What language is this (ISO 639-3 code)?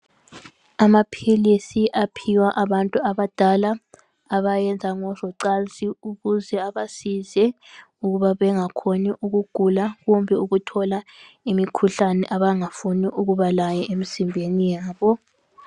nde